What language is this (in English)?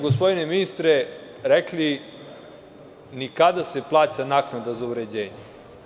Serbian